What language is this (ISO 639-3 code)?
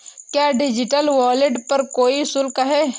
hin